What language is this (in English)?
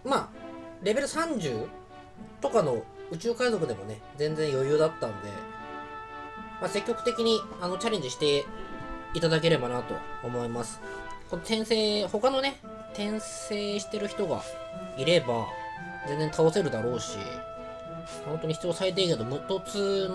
Japanese